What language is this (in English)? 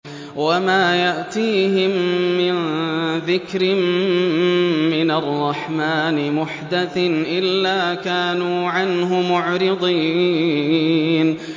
Arabic